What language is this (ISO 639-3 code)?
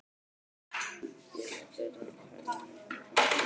isl